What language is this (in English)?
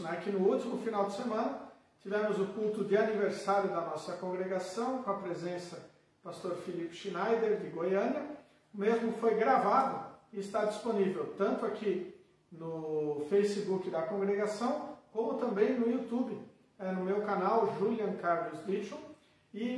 Portuguese